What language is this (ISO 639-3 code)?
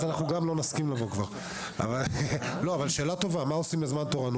heb